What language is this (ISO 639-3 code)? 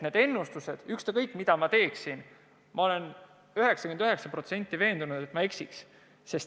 est